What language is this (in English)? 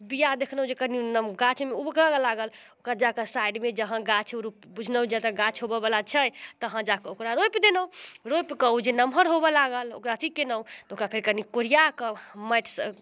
Maithili